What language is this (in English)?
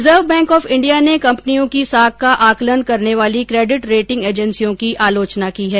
Hindi